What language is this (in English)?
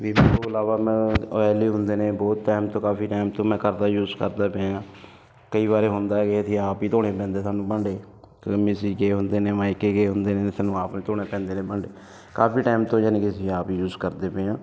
Punjabi